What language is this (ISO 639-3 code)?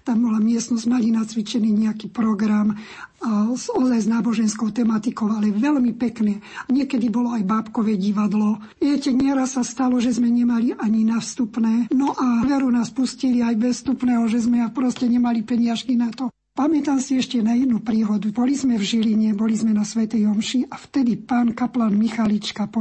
slk